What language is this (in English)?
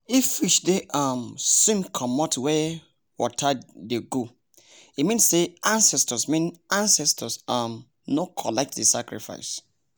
Nigerian Pidgin